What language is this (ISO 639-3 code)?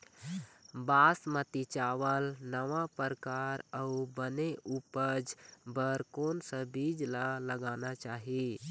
hne